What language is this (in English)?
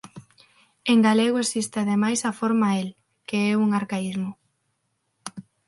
Galician